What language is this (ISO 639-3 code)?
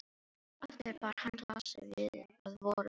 isl